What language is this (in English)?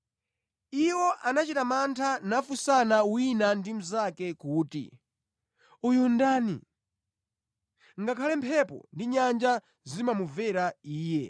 Nyanja